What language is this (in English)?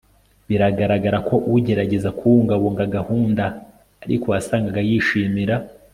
Kinyarwanda